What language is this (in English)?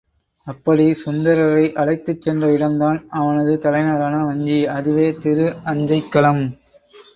Tamil